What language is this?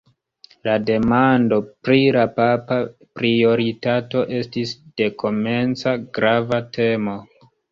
Esperanto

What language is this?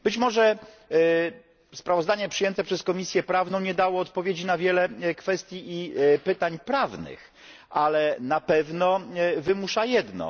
Polish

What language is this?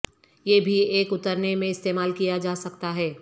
Urdu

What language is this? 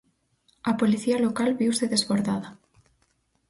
Galician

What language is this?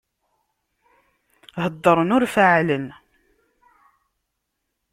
Kabyle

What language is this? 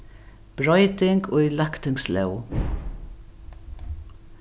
Faroese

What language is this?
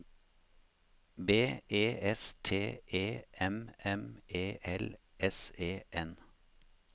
Norwegian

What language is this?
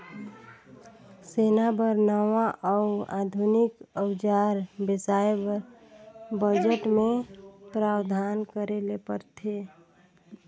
Chhattisgarhi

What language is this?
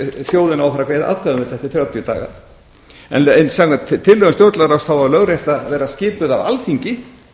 Icelandic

